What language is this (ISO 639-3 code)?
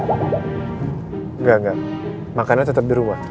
ind